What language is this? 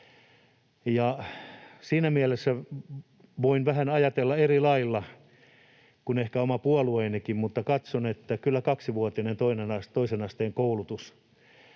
Finnish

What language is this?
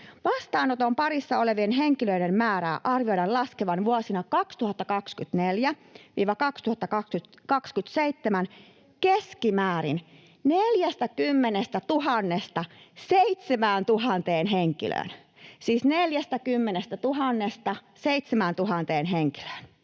Finnish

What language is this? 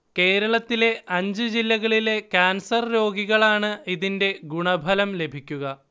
Malayalam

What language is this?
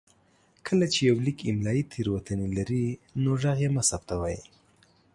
Pashto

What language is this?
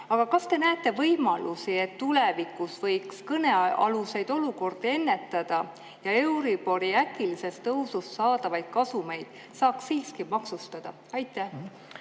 Estonian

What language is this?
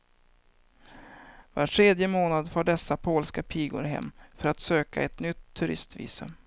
Swedish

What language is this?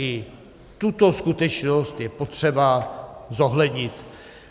Czech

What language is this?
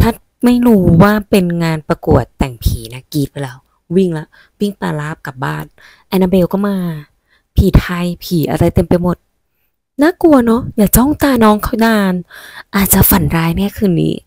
Thai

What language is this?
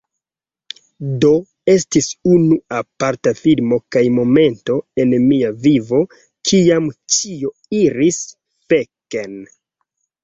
Esperanto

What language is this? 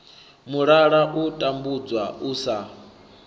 Venda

